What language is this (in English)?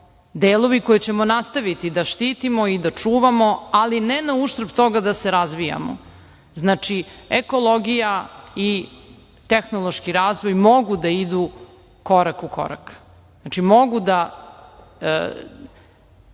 Serbian